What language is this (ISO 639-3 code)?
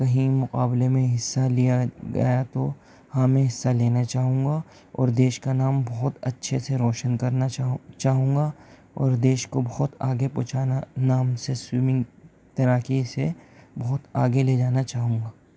urd